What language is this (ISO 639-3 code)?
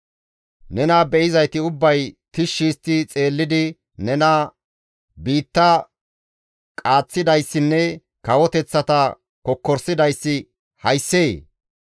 gmv